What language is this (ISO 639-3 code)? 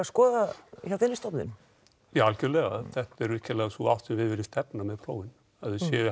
isl